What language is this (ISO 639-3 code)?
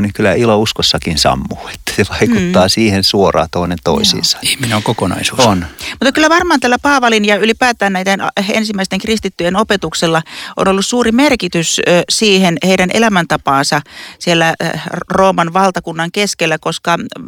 fin